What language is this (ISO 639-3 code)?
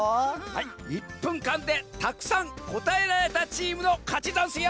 jpn